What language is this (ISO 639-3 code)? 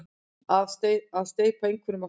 isl